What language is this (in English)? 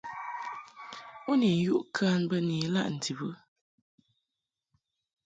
Mungaka